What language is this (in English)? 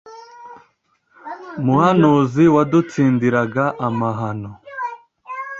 Kinyarwanda